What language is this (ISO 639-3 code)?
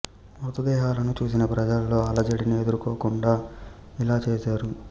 tel